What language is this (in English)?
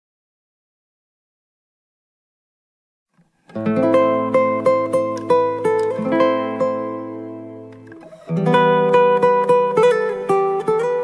Romanian